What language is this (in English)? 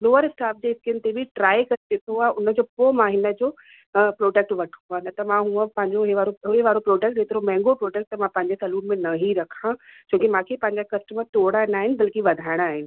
Sindhi